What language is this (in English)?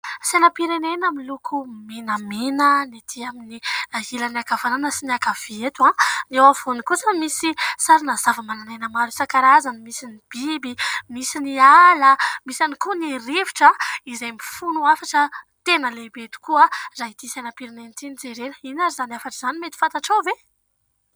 Malagasy